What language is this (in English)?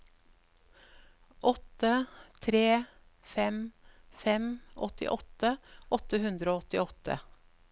Norwegian